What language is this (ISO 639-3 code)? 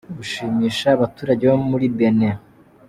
kin